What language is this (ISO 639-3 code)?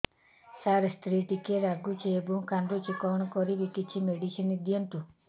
ori